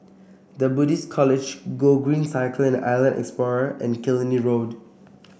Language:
English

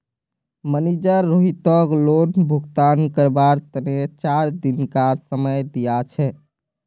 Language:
Magahi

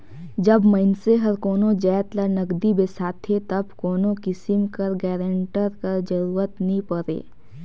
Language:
Chhattisgarhi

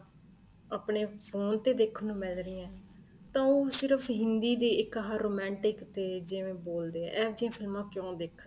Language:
Punjabi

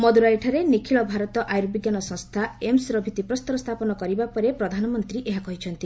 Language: Odia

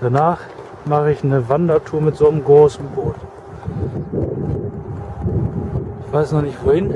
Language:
German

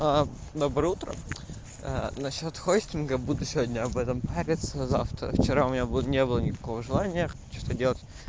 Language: Russian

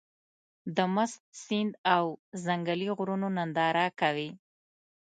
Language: Pashto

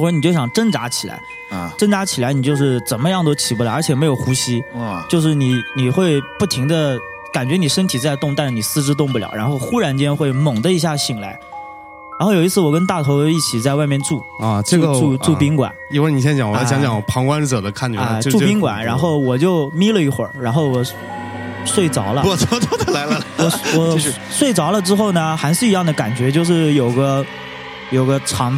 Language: Chinese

